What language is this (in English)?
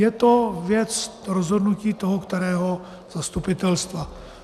Czech